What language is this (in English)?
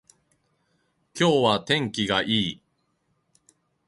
Japanese